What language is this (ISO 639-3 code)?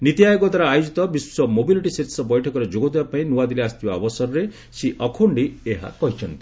ori